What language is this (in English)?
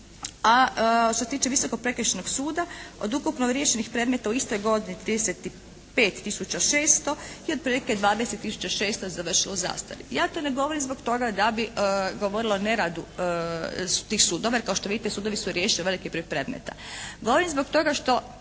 Croatian